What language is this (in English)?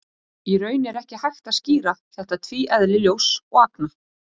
Icelandic